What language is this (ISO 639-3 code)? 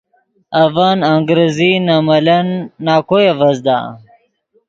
ydg